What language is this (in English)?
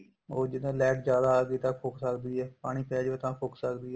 Punjabi